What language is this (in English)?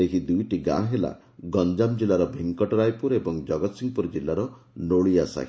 Odia